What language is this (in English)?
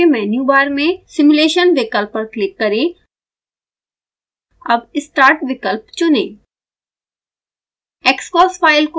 Hindi